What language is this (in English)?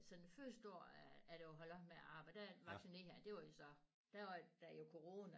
Danish